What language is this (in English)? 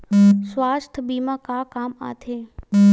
Chhattisgarhi